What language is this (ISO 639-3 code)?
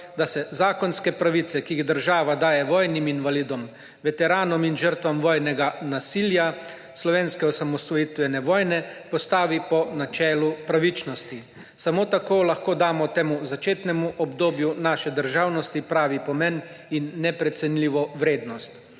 slv